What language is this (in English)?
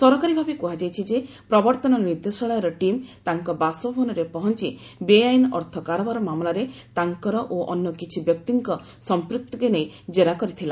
Odia